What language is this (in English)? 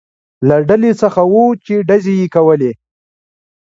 Pashto